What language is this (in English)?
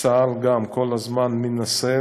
Hebrew